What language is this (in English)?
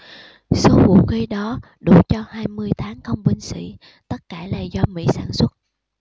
Vietnamese